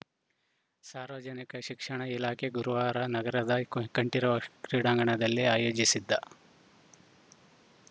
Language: Kannada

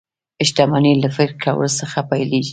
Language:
Pashto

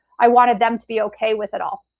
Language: English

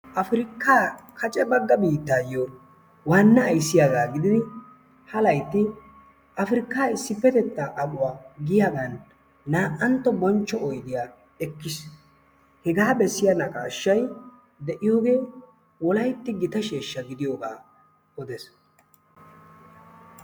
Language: Wolaytta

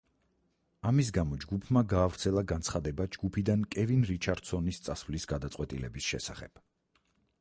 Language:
Georgian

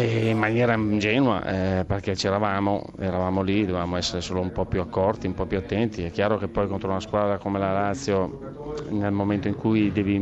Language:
Italian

